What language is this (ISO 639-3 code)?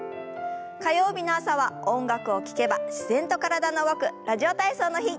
jpn